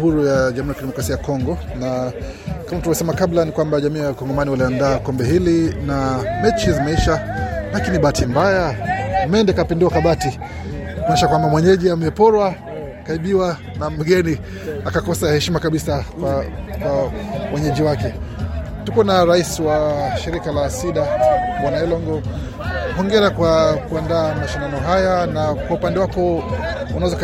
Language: Swahili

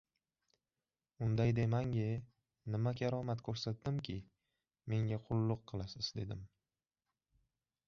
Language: Uzbek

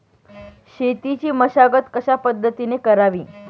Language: Marathi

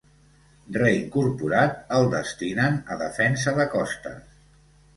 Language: Catalan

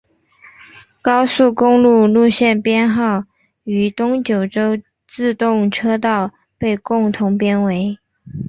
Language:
Chinese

